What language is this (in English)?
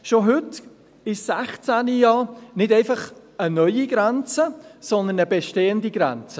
Swiss German